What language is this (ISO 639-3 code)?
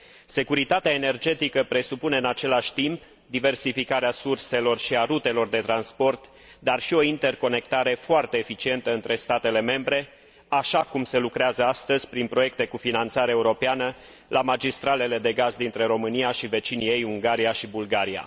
ron